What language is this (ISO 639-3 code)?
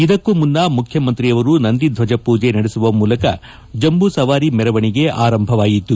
kan